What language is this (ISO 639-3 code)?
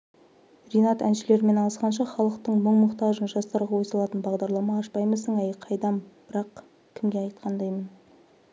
kaz